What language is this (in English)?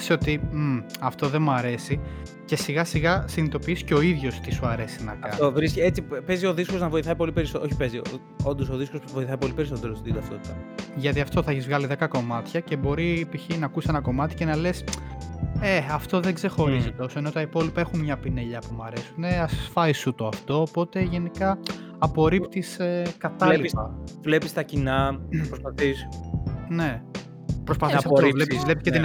Greek